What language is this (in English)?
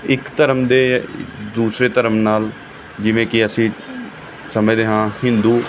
Punjabi